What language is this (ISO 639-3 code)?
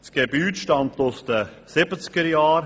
gsw